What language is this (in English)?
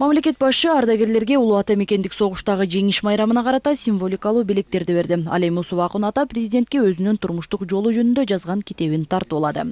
Russian